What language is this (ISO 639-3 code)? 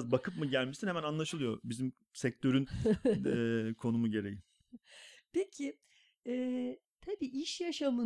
tur